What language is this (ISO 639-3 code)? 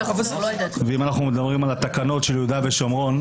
heb